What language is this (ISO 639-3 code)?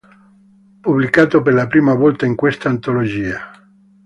ita